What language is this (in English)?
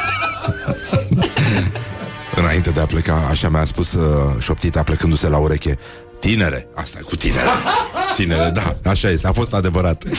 Romanian